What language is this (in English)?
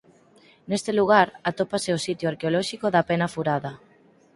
Galician